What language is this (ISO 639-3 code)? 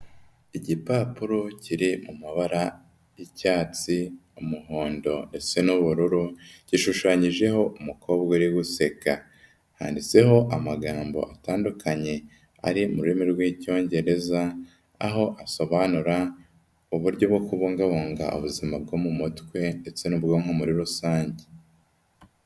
kin